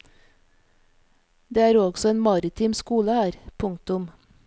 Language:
Norwegian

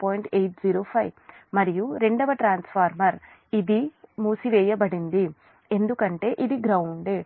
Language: Telugu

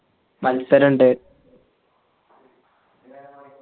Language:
Malayalam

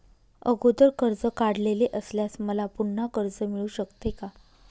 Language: Marathi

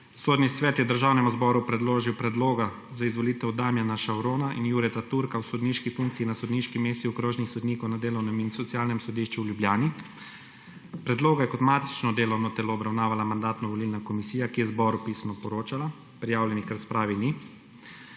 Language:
Slovenian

